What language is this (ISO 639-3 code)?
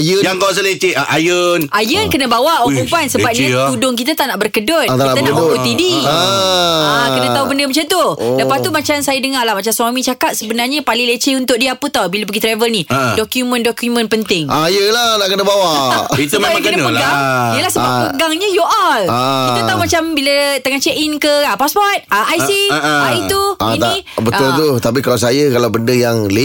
msa